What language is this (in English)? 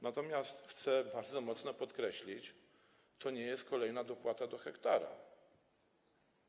Polish